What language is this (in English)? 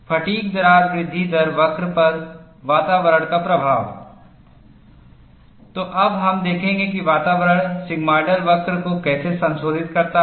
Hindi